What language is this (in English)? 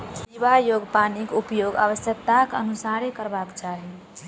Maithili